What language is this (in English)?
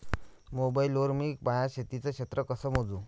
Marathi